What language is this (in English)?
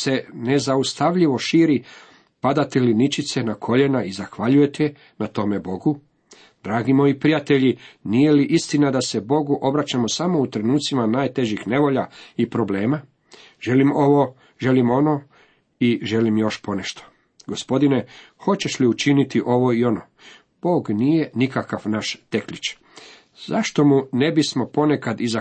Croatian